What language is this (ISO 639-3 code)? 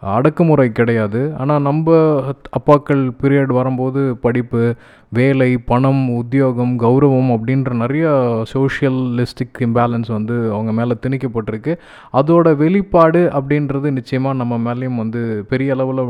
tam